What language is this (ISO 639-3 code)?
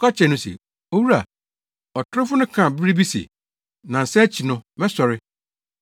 aka